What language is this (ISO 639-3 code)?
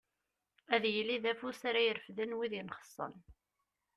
kab